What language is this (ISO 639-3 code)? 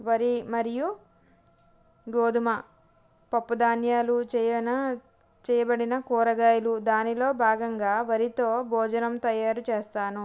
tel